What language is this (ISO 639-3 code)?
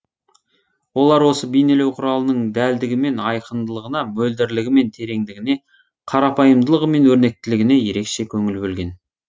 kaz